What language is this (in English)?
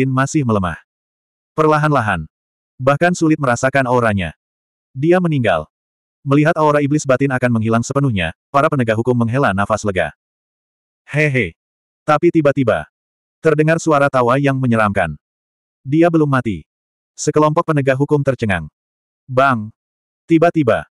Indonesian